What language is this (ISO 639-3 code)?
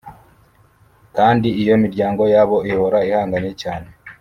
kin